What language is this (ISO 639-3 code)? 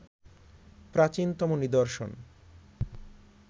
ben